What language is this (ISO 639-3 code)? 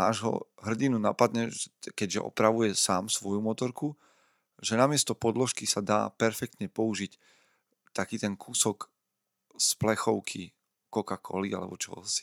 slk